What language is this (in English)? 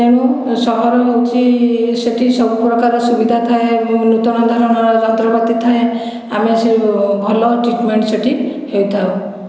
Odia